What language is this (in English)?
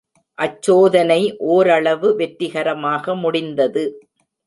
Tamil